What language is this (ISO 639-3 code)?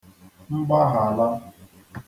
ibo